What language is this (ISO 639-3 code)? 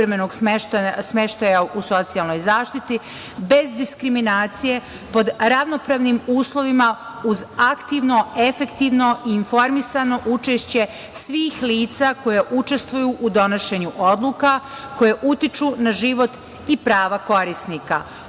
srp